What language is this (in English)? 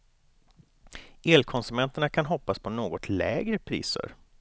Swedish